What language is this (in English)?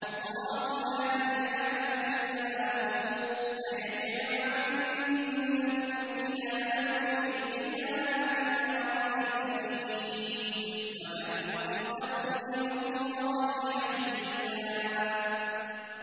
Arabic